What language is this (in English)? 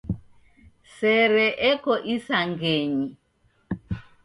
Taita